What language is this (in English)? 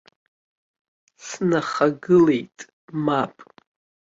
Abkhazian